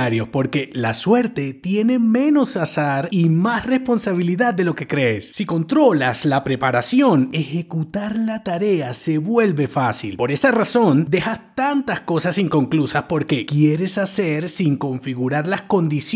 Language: Spanish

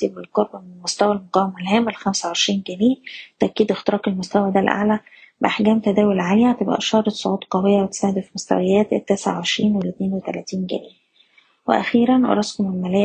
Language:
Arabic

